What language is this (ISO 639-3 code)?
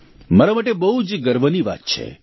guj